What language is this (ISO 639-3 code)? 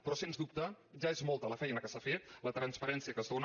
cat